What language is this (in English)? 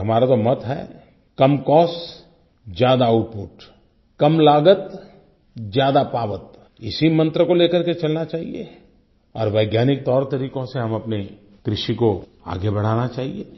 Hindi